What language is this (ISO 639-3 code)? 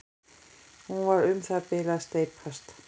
isl